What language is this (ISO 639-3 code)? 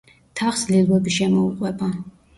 kat